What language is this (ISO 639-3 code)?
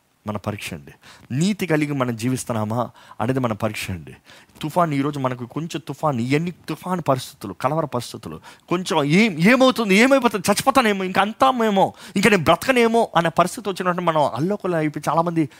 tel